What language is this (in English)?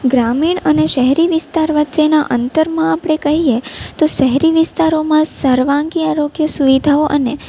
Gujarati